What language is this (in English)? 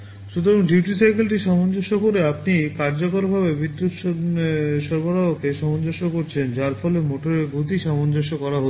Bangla